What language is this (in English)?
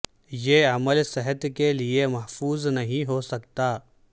Urdu